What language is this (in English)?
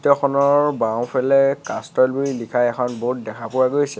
Assamese